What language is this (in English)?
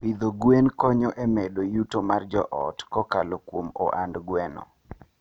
Luo (Kenya and Tanzania)